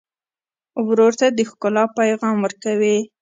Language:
Pashto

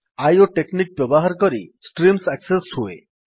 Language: Odia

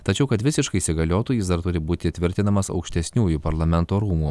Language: Lithuanian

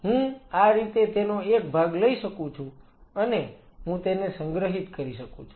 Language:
Gujarati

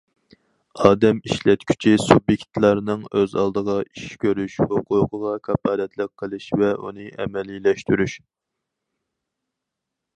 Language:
Uyghur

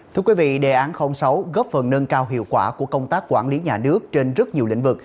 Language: Vietnamese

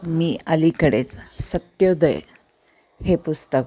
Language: Marathi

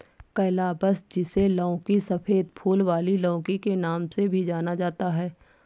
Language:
Hindi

